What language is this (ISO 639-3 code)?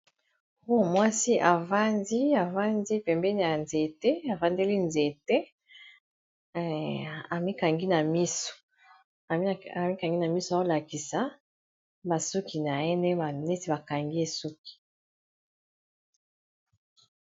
lin